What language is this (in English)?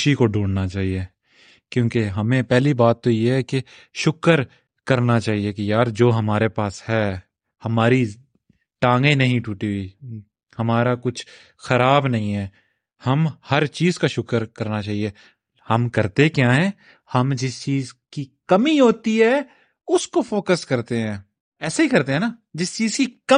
Urdu